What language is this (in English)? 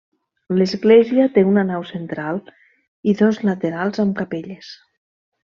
Catalan